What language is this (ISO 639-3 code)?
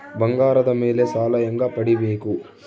kan